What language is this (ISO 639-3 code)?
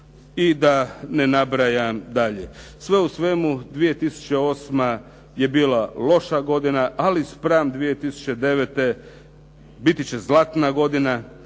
hrv